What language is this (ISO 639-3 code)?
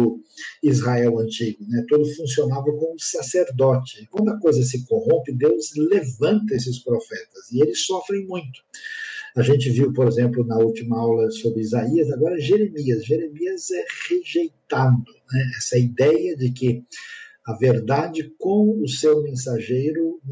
por